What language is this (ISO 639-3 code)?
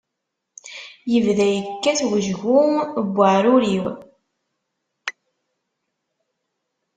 kab